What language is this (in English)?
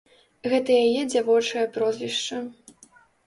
Belarusian